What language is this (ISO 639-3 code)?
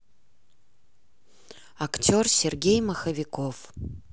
rus